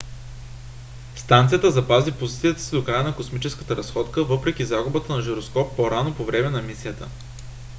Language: Bulgarian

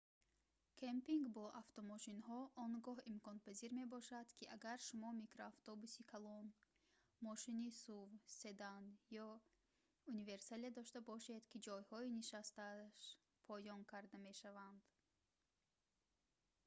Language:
Tajik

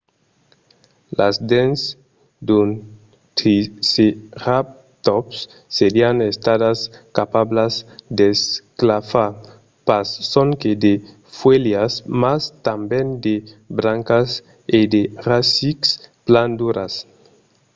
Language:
Occitan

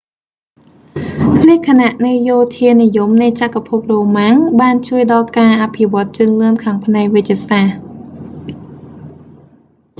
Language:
Khmer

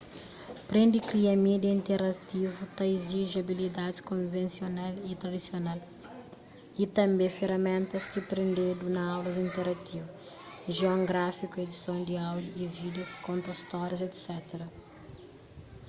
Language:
Kabuverdianu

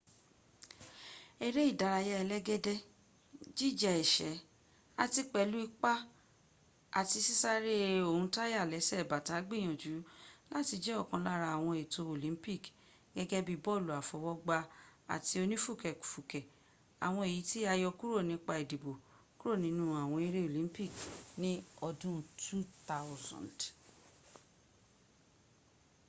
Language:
Yoruba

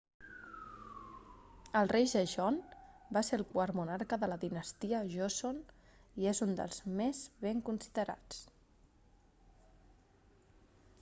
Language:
Catalan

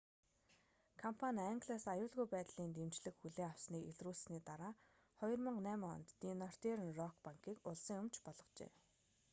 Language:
Mongolian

